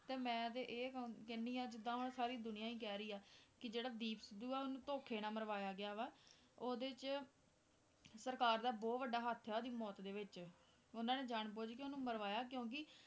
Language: Punjabi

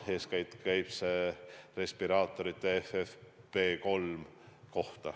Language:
Estonian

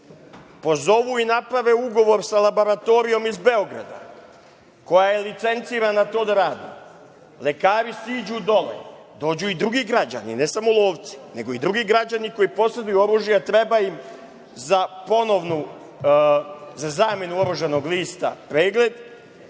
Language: Serbian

